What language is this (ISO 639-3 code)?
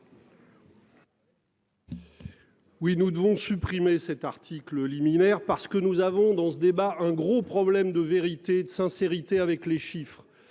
fra